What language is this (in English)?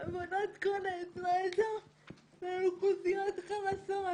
Hebrew